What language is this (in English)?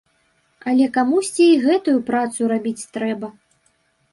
Belarusian